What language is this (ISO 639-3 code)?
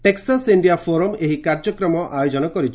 ori